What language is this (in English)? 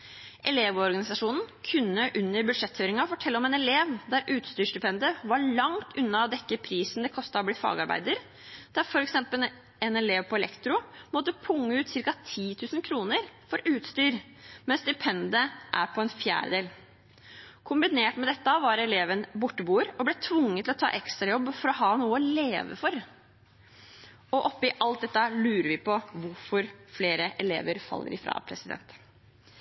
Norwegian Bokmål